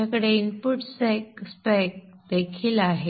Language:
Marathi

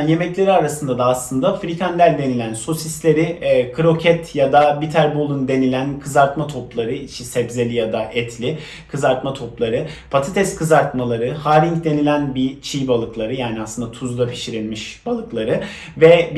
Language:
Turkish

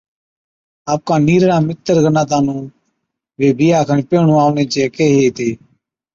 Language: Od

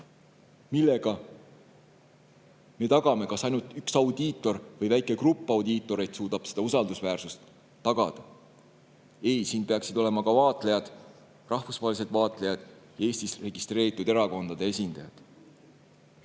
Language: Estonian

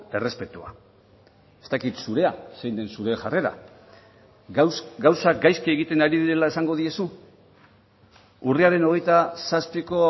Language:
Basque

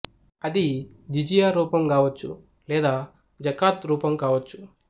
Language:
Telugu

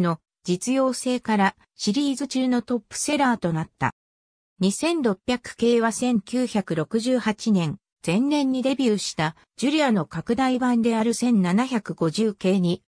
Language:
Japanese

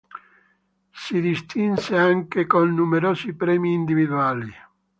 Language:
Italian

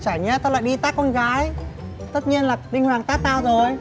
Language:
Vietnamese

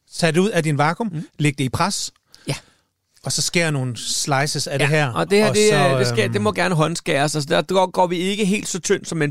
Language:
Danish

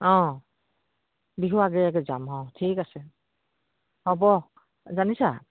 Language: Assamese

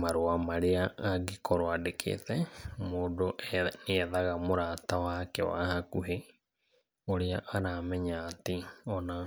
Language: Kikuyu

